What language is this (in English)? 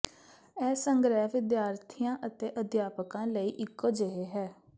Punjabi